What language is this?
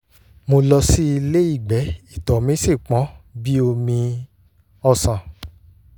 Yoruba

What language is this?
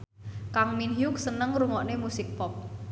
Javanese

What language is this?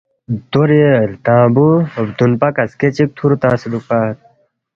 Balti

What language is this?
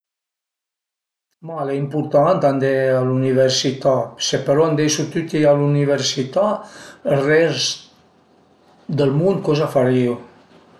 Piedmontese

